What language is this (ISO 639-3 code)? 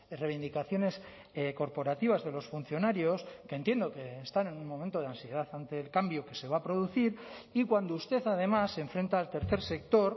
spa